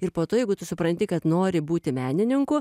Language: Lithuanian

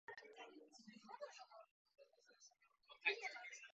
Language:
Japanese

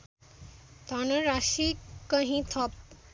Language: Nepali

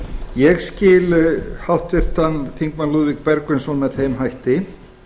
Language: Icelandic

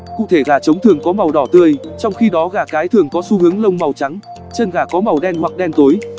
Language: Vietnamese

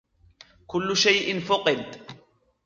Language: Arabic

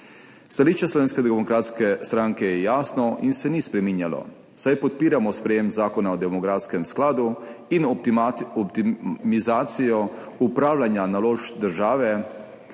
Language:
Slovenian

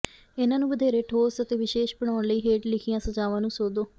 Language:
Punjabi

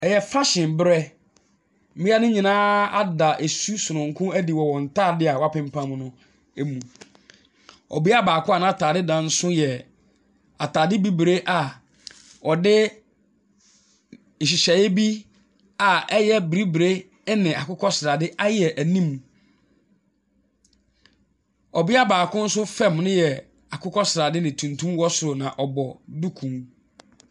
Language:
Akan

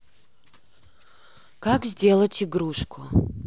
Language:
Russian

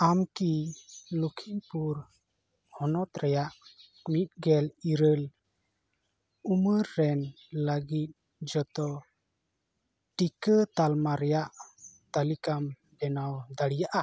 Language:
Santali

